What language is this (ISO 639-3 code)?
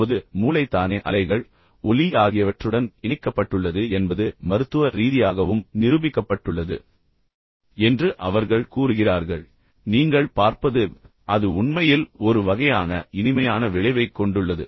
tam